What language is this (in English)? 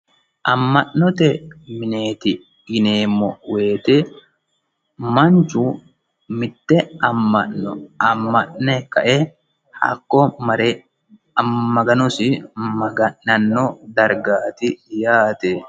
Sidamo